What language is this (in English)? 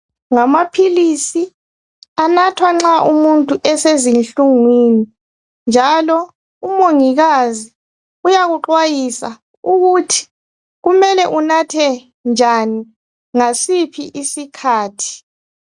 North Ndebele